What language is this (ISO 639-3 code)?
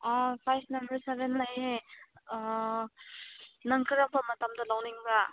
mni